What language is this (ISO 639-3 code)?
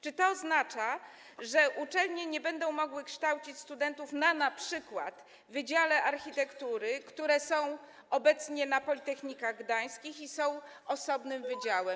pol